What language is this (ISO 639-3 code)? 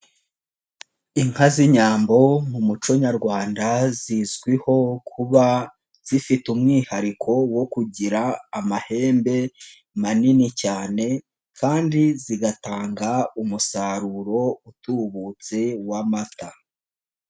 kin